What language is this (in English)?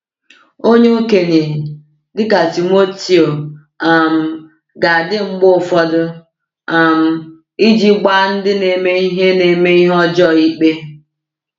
Igbo